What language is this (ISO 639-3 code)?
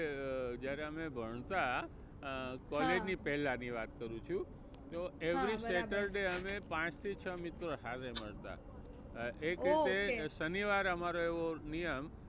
guj